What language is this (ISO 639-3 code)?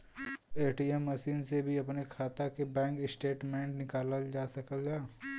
bho